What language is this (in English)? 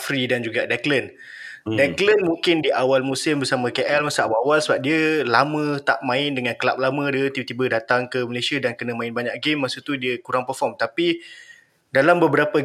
Malay